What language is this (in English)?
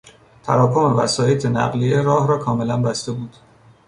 Persian